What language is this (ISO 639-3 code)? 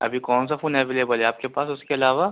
urd